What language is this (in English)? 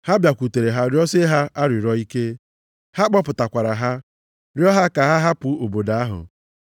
Igbo